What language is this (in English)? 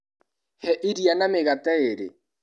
Kikuyu